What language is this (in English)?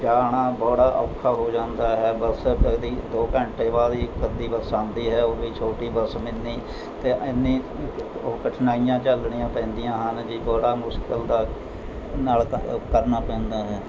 Punjabi